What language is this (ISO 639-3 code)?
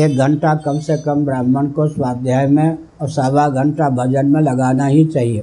hin